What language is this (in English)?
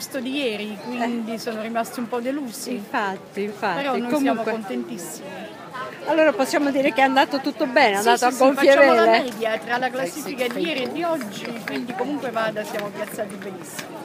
Italian